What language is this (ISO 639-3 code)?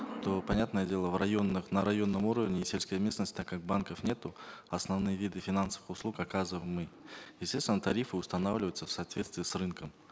kaz